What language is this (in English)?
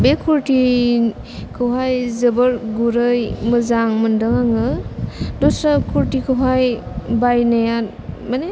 Bodo